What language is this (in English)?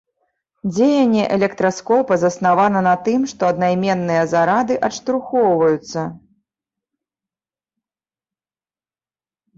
Belarusian